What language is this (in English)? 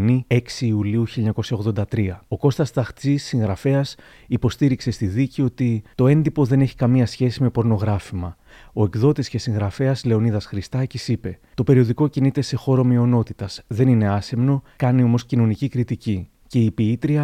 Greek